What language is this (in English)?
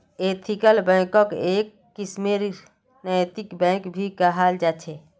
Magahi